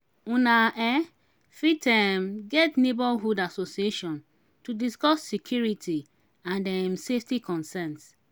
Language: Nigerian Pidgin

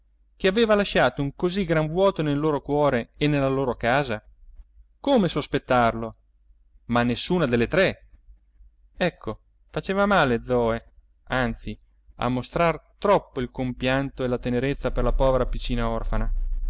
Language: Italian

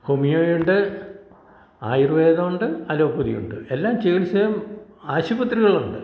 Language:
Malayalam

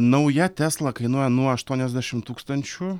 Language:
Lithuanian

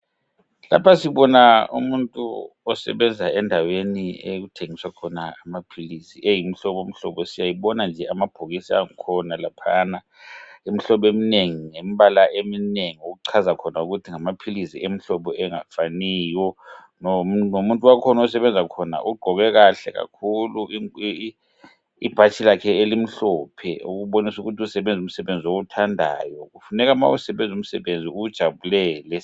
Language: North Ndebele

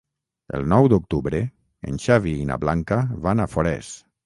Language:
Catalan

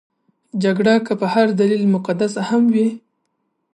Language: Pashto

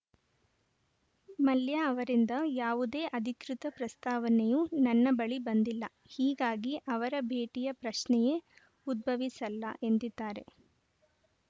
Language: Kannada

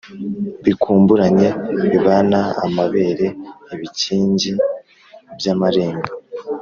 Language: Kinyarwanda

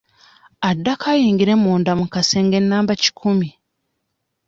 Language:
Ganda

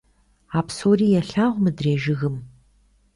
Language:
Kabardian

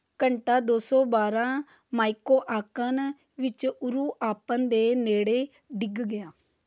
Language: Punjabi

